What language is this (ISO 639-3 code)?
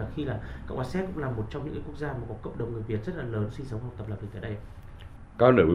vie